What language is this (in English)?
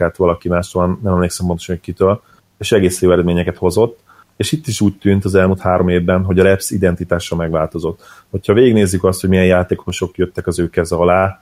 Hungarian